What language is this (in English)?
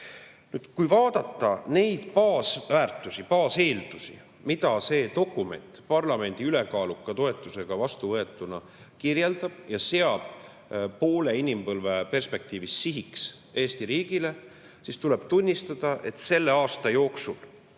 Estonian